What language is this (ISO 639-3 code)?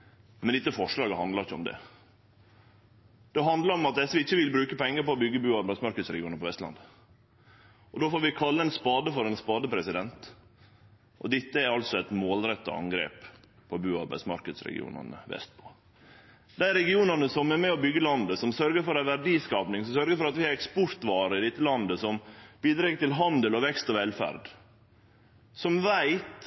nno